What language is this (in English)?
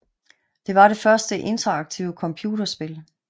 Danish